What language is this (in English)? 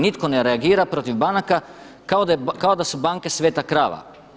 Croatian